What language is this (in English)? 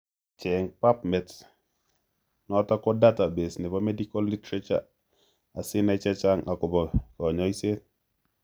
Kalenjin